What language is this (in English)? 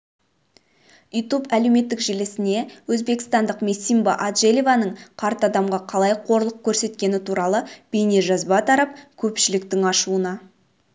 Kazakh